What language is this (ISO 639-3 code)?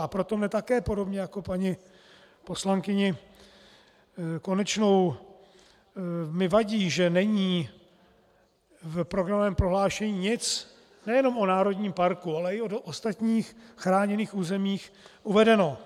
ces